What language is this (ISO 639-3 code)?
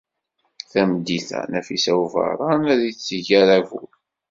kab